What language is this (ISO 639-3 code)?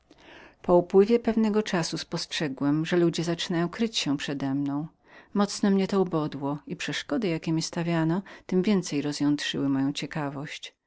pol